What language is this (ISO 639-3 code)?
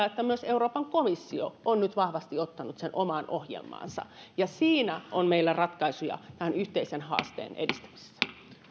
fin